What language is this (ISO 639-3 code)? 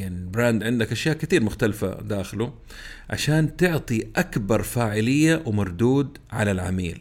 ara